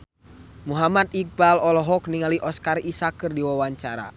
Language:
Sundanese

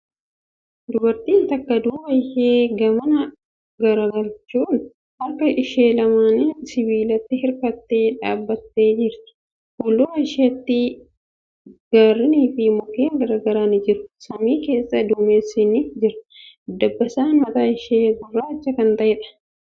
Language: Oromo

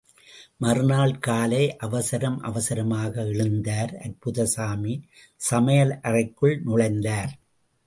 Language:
Tamil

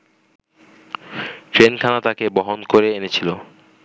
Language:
Bangla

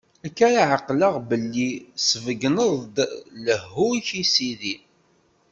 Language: Kabyle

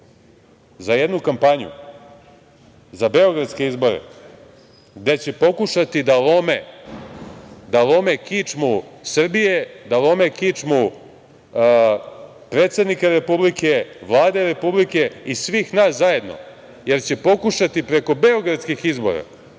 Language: Serbian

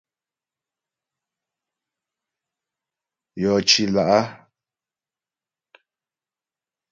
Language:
Ghomala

